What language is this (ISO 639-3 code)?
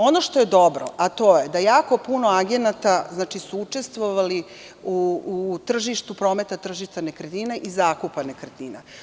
srp